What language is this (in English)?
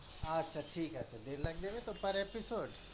Bangla